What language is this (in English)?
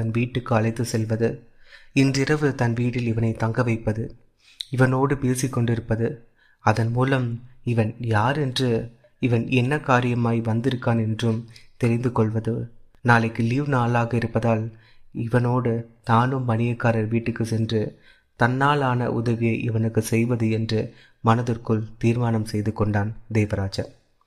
Tamil